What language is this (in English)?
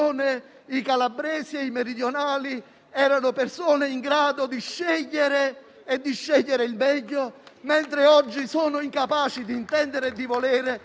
Italian